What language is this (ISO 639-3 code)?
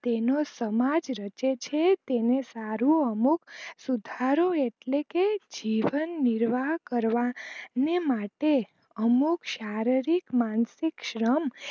guj